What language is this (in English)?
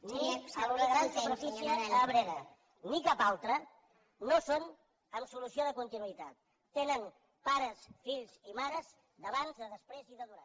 Catalan